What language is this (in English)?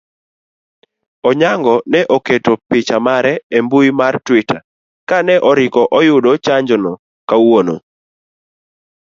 Luo (Kenya and Tanzania)